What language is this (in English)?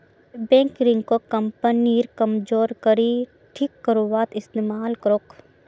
Magahi